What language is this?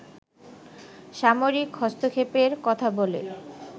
Bangla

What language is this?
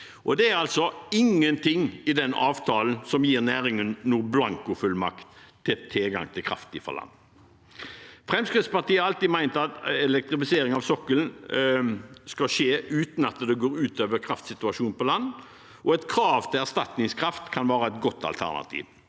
Norwegian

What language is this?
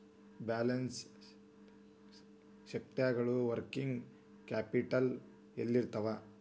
Kannada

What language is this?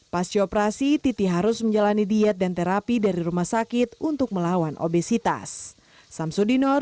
Indonesian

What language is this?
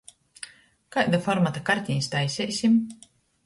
Latgalian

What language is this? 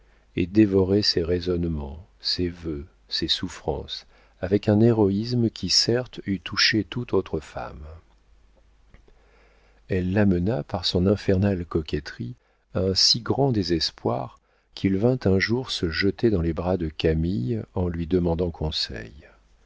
French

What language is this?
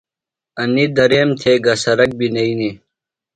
Phalura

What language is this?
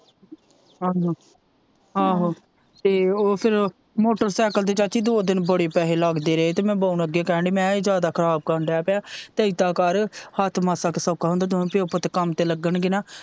Punjabi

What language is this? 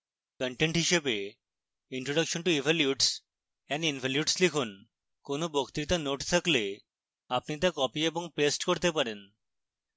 Bangla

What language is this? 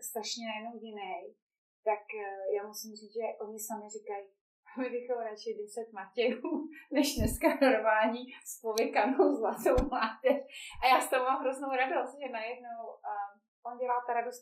Czech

